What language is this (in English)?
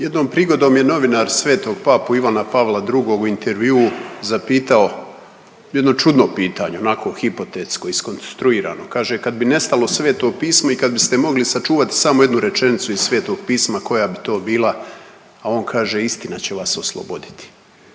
Croatian